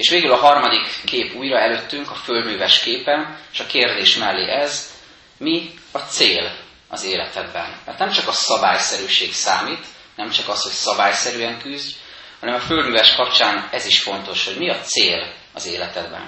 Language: Hungarian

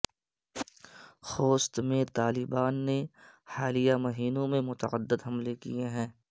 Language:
Urdu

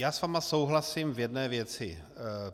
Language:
Czech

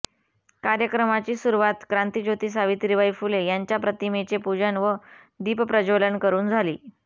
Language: Marathi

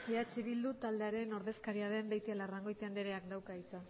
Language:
Basque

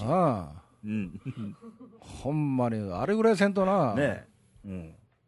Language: Japanese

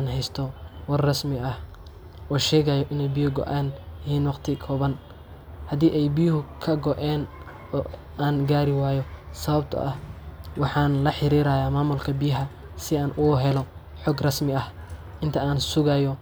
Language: Somali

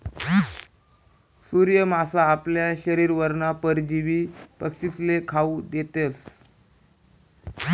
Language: Marathi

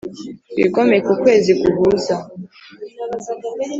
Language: Kinyarwanda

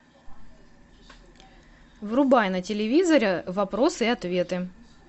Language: Russian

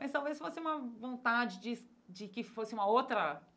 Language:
Portuguese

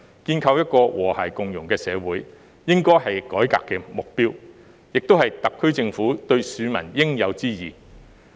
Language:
Cantonese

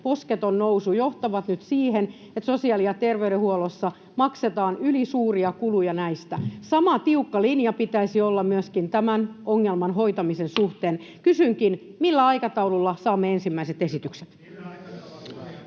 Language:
Finnish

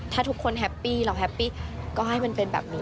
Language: Thai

